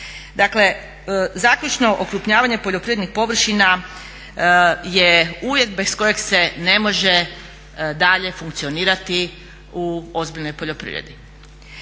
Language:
Croatian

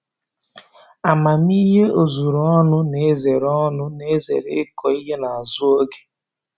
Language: Igbo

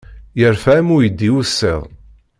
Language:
Kabyle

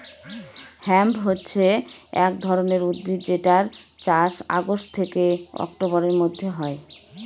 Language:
Bangla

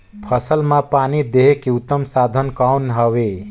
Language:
Chhattisgarhi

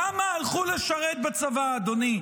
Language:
Hebrew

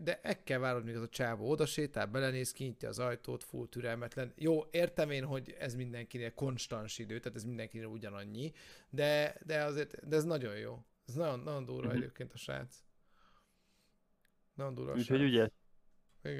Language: Hungarian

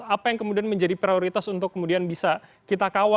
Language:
Indonesian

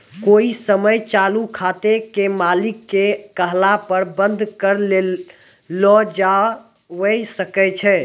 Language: Maithili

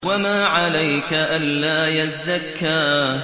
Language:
Arabic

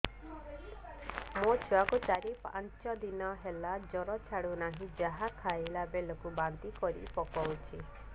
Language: Odia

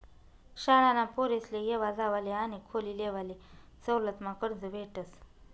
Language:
Marathi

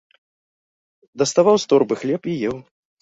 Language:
Belarusian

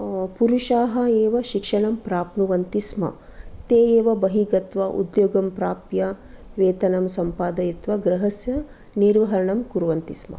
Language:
Sanskrit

